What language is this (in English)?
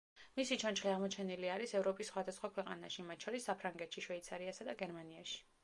Georgian